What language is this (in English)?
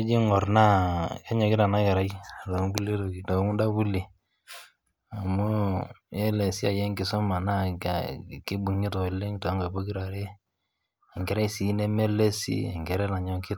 Masai